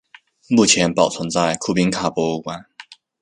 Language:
Chinese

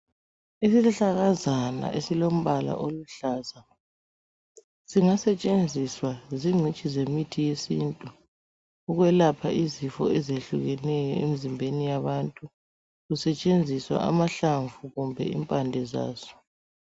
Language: North Ndebele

